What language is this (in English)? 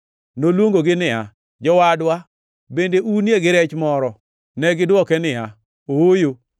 Luo (Kenya and Tanzania)